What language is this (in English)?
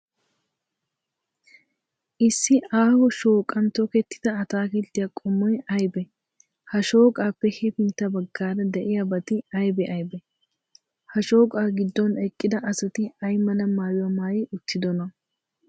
Wolaytta